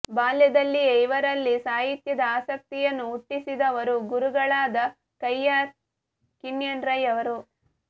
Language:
Kannada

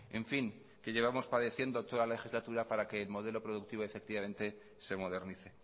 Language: Spanish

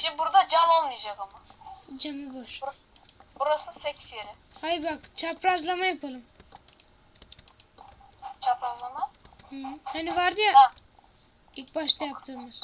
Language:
Turkish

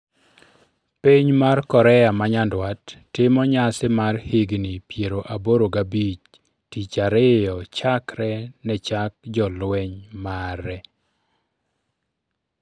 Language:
Luo (Kenya and Tanzania)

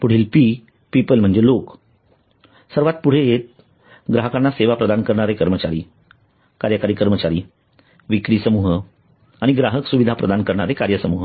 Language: Marathi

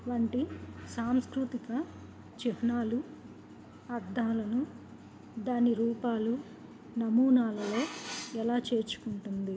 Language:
Telugu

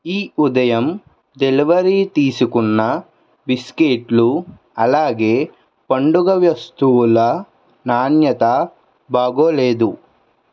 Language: Telugu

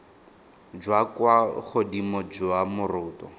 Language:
Tswana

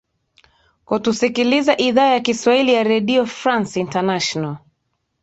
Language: Swahili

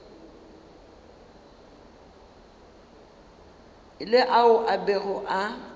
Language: Northern Sotho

